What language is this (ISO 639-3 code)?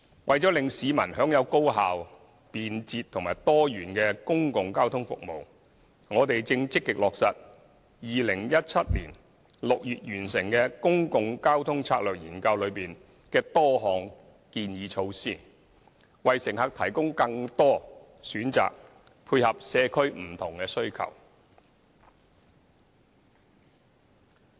yue